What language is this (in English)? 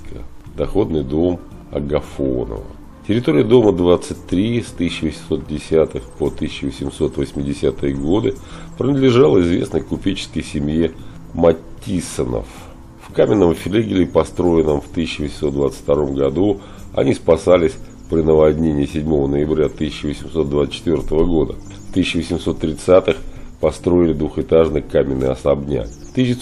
Russian